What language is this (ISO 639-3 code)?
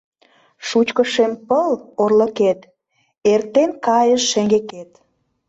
chm